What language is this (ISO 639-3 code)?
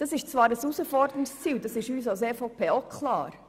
gsw